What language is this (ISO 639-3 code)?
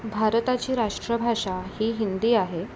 mar